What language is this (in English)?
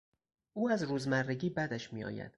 Persian